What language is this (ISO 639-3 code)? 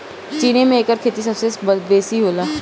bho